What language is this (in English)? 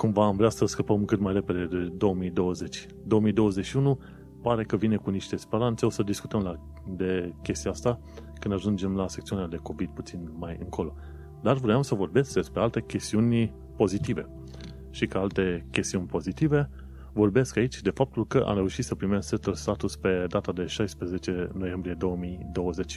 Romanian